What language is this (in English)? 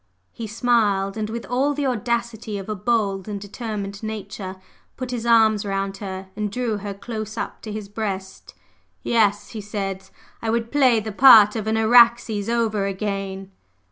English